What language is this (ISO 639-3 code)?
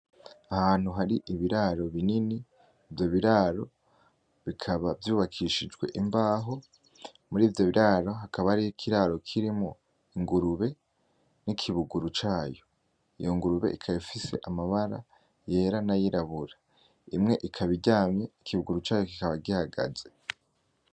run